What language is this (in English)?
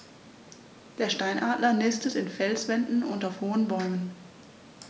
German